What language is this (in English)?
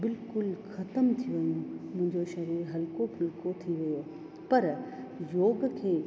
Sindhi